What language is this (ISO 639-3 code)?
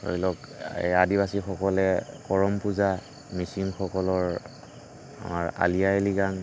asm